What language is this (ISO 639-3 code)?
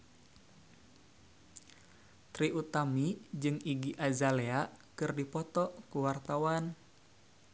sun